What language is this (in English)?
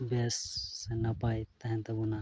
Santali